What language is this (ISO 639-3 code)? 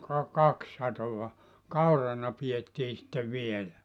fin